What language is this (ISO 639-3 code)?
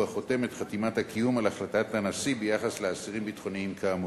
heb